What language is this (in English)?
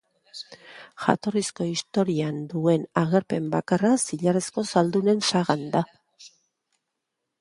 Basque